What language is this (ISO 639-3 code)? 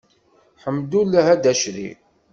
kab